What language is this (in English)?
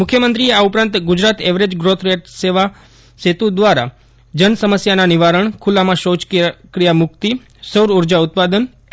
Gujarati